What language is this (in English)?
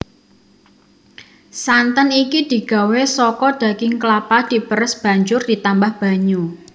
Javanese